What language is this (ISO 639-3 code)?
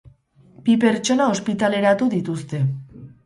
eus